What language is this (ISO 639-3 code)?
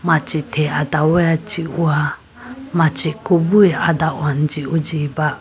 clk